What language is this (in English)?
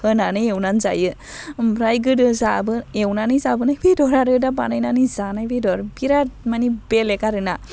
Bodo